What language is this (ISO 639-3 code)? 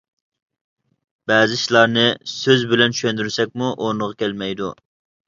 uig